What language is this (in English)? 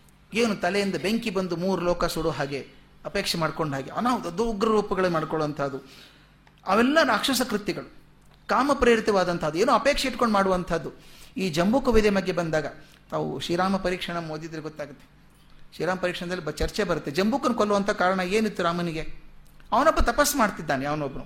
Kannada